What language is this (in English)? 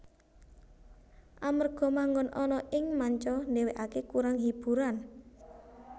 Javanese